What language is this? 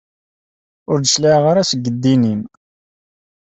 Kabyle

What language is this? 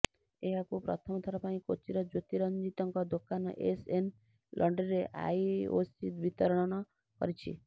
Odia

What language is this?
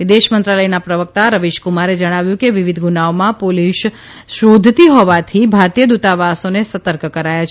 Gujarati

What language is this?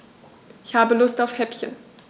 German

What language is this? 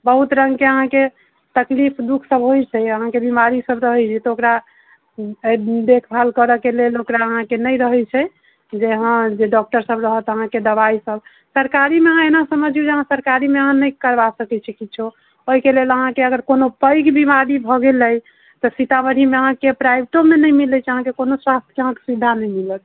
Maithili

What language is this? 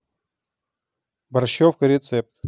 Russian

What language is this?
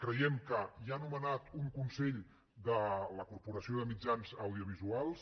Catalan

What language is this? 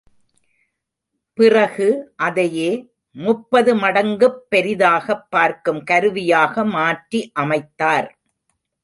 Tamil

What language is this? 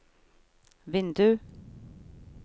Norwegian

